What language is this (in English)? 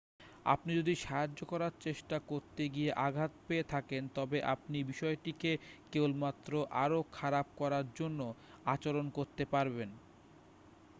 Bangla